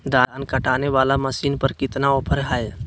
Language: Magahi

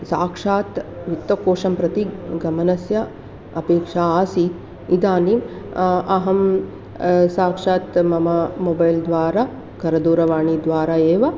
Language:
Sanskrit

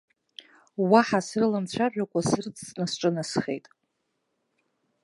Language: Abkhazian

